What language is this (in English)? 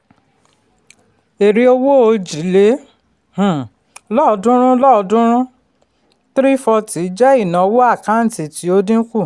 Yoruba